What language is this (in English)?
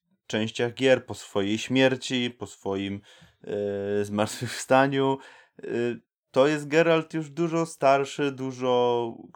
Polish